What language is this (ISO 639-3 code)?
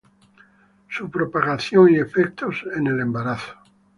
spa